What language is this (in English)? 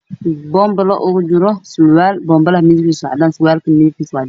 Somali